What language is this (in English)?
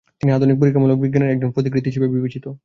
Bangla